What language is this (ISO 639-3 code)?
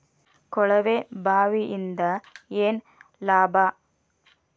kan